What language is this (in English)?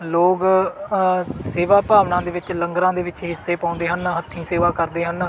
Punjabi